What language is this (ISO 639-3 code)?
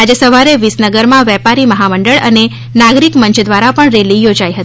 guj